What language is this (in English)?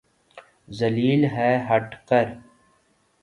Urdu